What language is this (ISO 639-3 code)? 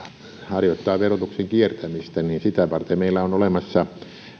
fin